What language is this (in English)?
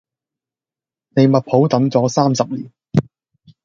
Cantonese